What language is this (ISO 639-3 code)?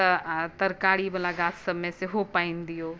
mai